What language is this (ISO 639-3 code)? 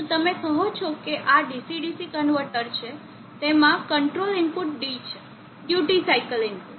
guj